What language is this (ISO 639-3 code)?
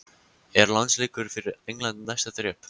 isl